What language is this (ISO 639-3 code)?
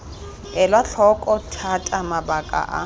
tsn